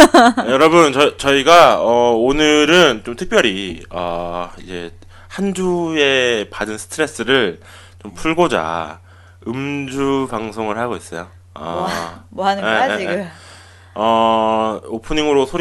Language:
Korean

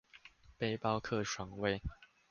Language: Chinese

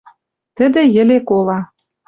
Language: Western Mari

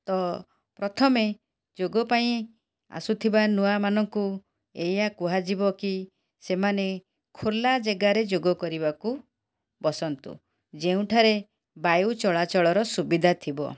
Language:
Odia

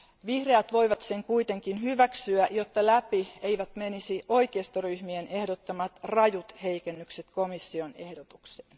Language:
Finnish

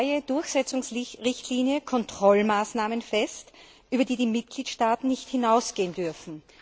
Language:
German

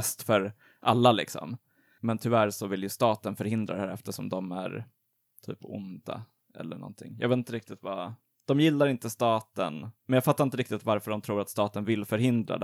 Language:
Swedish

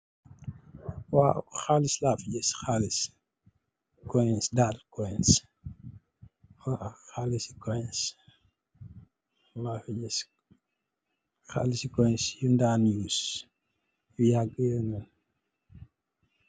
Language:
Wolof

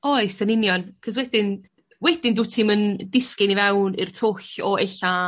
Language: Welsh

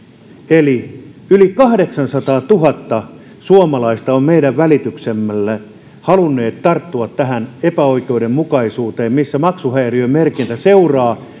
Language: Finnish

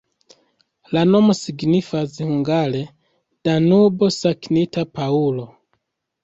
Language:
Esperanto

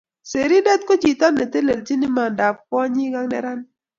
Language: Kalenjin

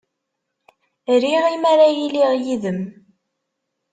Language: Kabyle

